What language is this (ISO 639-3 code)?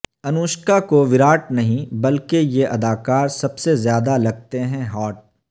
urd